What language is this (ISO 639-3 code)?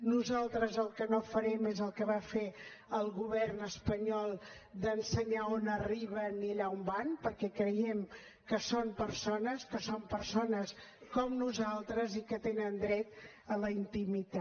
cat